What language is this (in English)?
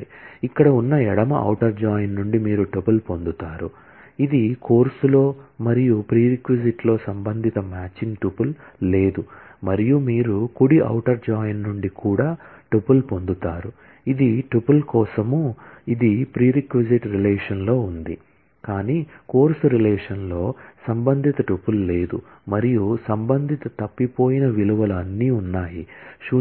Telugu